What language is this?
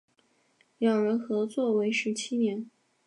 Chinese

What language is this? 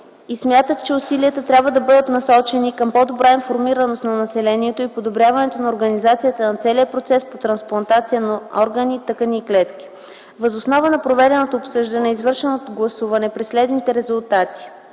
Bulgarian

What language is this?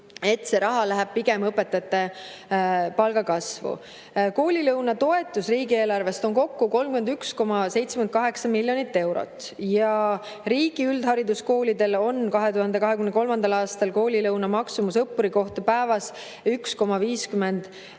Estonian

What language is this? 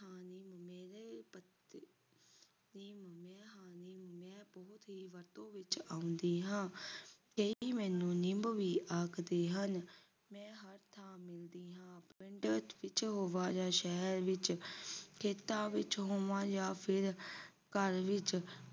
Punjabi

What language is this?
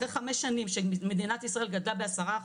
Hebrew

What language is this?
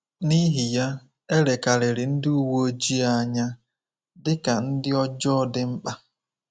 Igbo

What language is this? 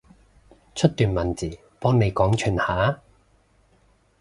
Cantonese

